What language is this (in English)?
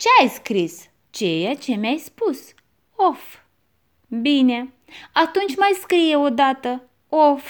Romanian